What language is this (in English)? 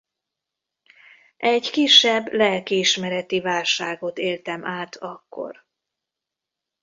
Hungarian